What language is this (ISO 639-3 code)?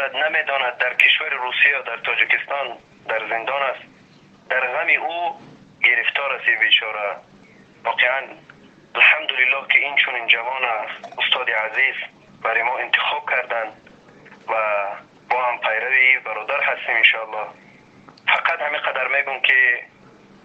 fas